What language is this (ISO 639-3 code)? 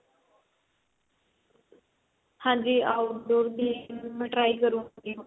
pan